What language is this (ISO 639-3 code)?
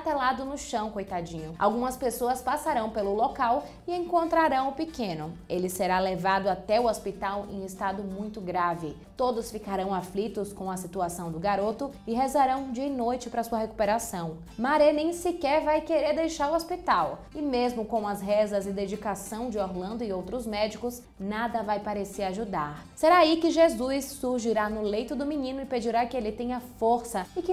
por